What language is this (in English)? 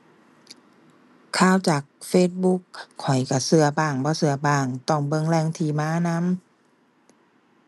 Thai